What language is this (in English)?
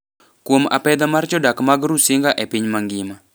Luo (Kenya and Tanzania)